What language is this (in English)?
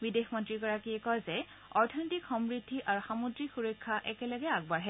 Assamese